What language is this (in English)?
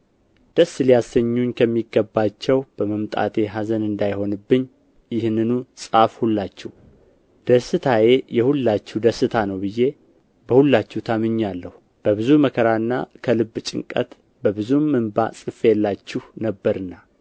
Amharic